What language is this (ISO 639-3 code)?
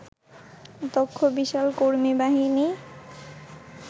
ben